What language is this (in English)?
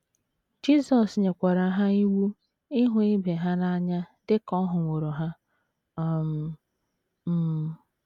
Igbo